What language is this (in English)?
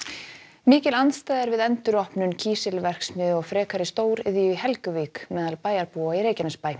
Icelandic